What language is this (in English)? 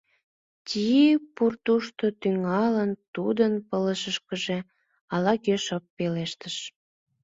Mari